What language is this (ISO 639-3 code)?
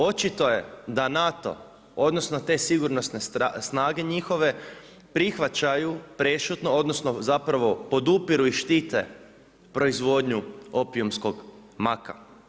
hrv